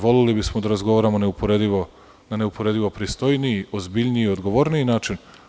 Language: Serbian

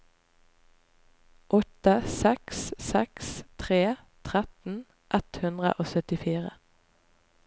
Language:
Norwegian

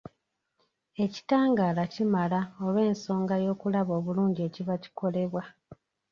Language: Ganda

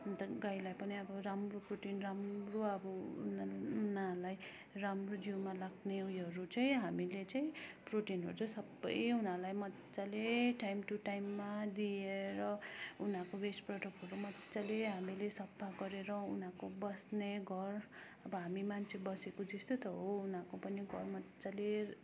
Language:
Nepali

